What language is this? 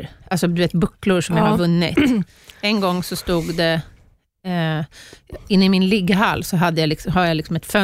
Swedish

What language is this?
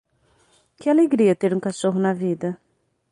Portuguese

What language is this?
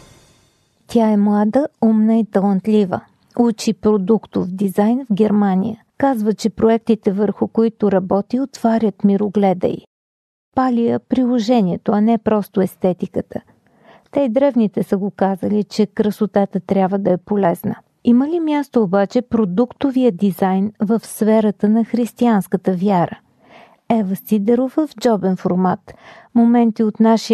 Bulgarian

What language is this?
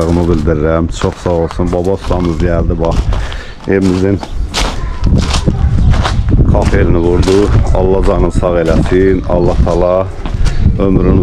Turkish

